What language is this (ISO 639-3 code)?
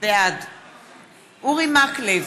heb